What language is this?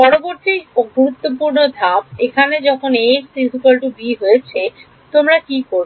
Bangla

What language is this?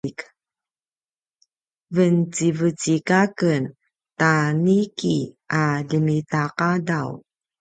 Paiwan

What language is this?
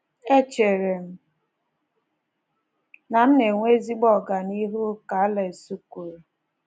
Igbo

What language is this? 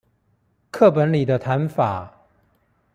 Chinese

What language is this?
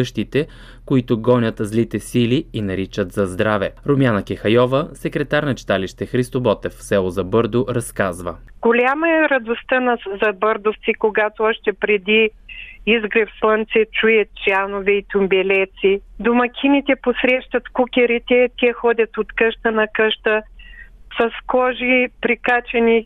Bulgarian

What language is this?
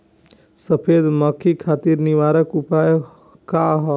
Bhojpuri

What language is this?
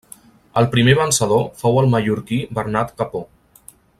Catalan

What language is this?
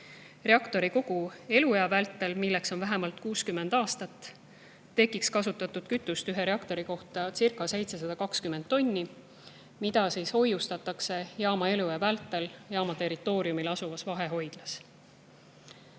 Estonian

